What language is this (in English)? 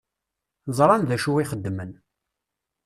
Kabyle